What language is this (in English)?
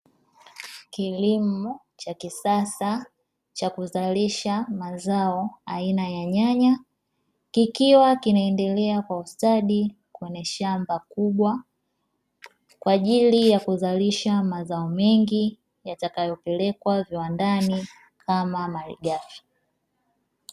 Swahili